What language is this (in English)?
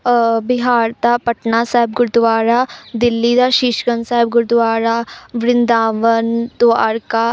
Punjabi